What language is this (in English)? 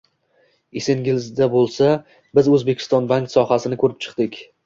Uzbek